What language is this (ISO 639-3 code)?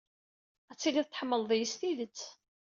kab